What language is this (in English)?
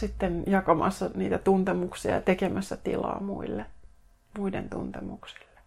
Finnish